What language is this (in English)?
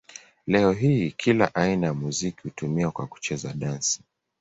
Swahili